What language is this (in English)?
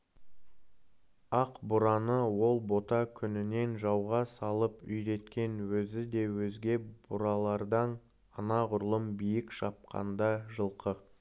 Kazakh